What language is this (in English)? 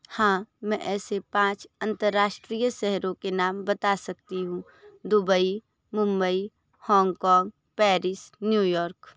Hindi